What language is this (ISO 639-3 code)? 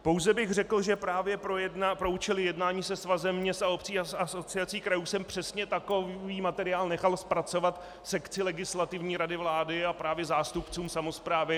ces